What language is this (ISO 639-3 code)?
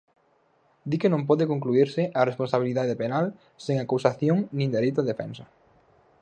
glg